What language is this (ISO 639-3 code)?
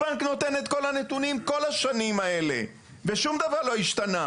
heb